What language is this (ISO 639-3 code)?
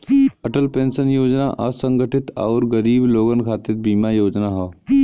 bho